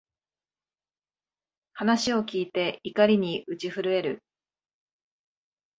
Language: Japanese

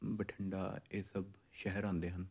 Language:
Punjabi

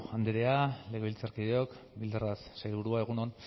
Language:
Basque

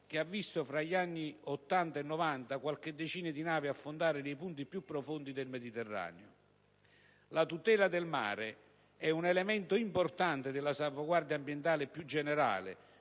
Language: Italian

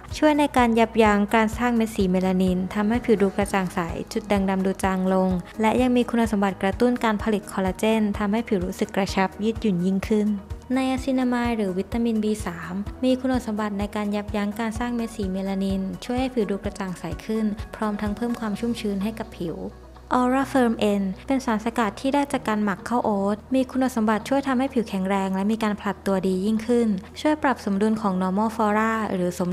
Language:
Thai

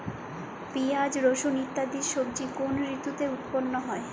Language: Bangla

